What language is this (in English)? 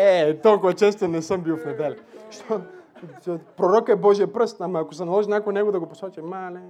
Bulgarian